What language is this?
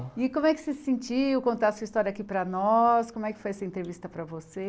Portuguese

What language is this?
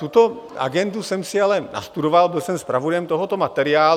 Czech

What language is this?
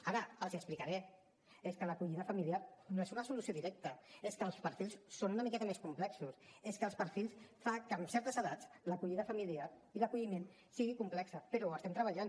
Catalan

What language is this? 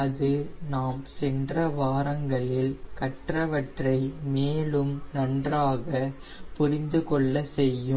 Tamil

